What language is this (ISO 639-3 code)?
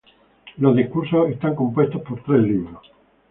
spa